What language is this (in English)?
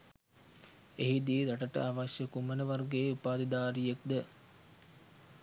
Sinhala